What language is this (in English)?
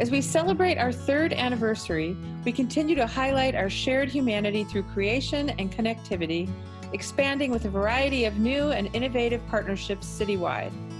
English